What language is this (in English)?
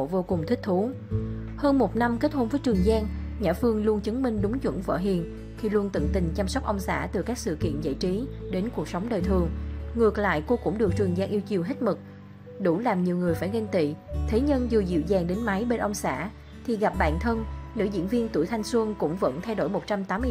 Vietnamese